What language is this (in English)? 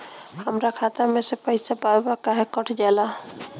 Bhojpuri